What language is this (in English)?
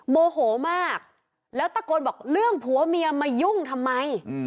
Thai